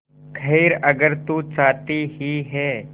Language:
Hindi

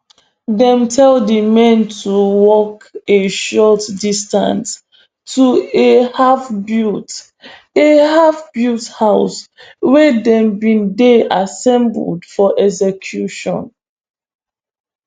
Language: Nigerian Pidgin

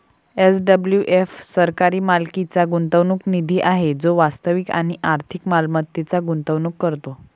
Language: Marathi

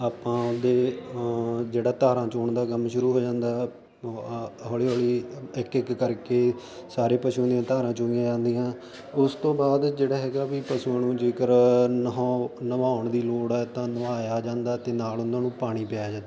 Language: Punjabi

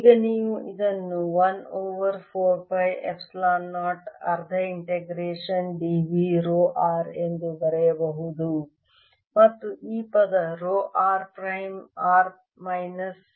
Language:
Kannada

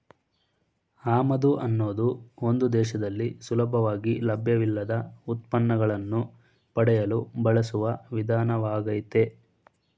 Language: Kannada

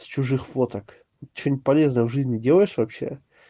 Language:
Russian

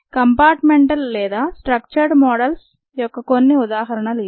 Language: Telugu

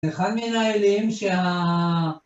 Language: Hebrew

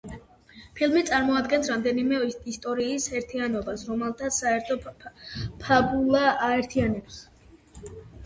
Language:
Georgian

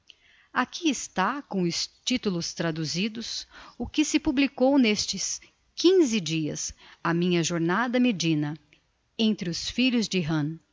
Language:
Portuguese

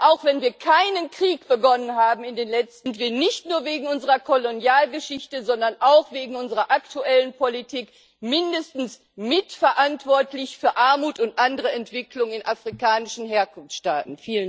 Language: German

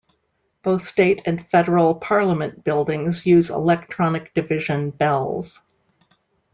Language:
English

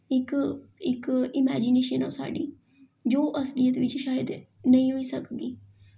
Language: Dogri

